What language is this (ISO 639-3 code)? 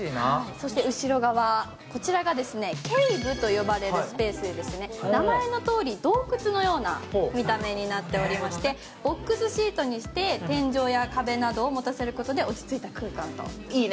jpn